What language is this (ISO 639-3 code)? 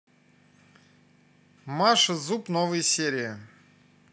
rus